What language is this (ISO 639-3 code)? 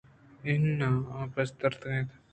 bgp